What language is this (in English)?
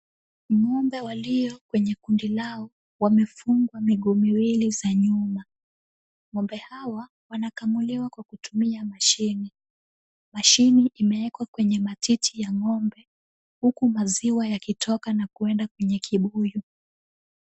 Swahili